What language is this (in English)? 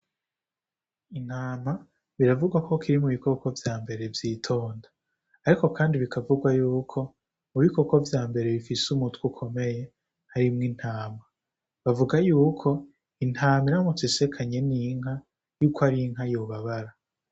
Rundi